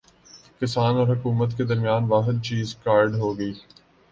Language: Urdu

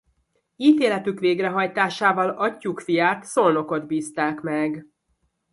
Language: Hungarian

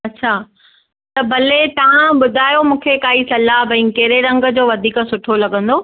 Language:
Sindhi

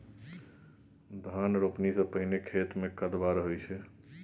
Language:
Maithili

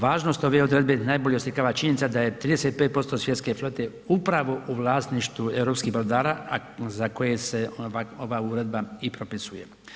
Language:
Croatian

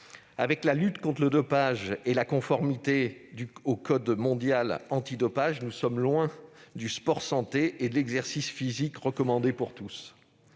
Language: French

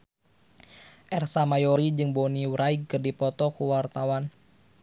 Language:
Sundanese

